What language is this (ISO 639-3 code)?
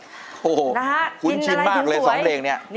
tha